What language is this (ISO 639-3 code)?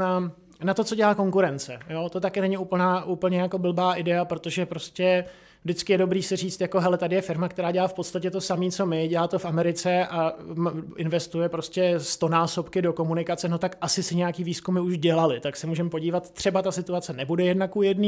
ces